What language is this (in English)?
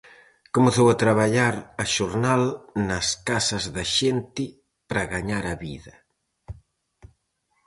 Galician